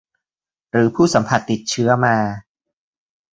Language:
Thai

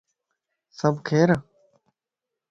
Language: Lasi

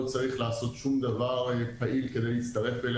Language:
Hebrew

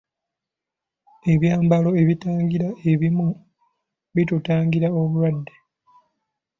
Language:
Ganda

